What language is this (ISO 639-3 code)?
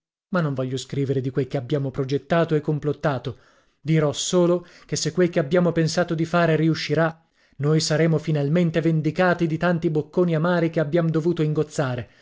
ita